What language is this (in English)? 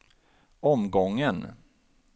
Swedish